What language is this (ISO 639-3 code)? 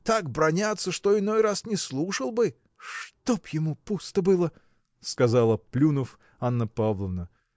rus